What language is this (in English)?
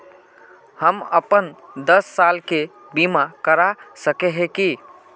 Magahi